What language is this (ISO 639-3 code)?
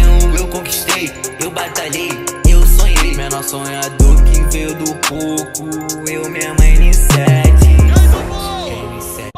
ron